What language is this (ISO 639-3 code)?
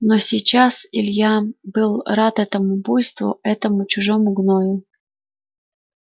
rus